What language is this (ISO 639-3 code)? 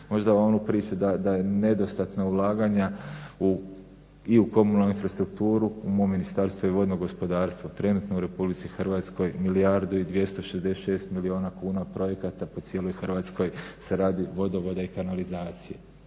hrv